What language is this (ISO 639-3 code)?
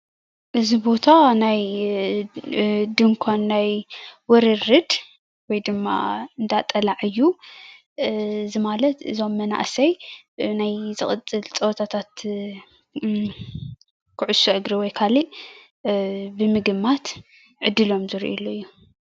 tir